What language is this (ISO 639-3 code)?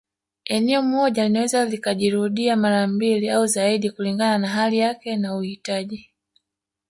swa